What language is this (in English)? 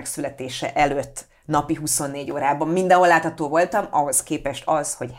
Hungarian